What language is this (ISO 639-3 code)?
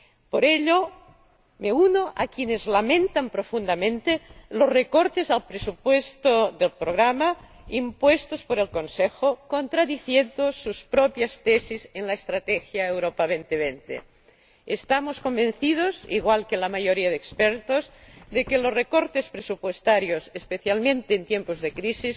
spa